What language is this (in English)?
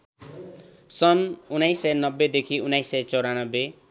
Nepali